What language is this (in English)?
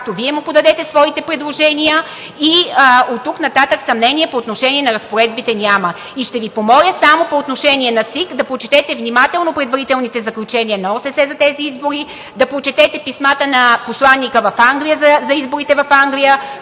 Bulgarian